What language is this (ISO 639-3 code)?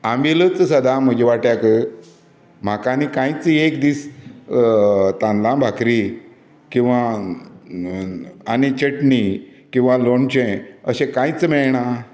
kok